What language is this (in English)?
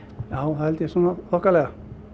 Icelandic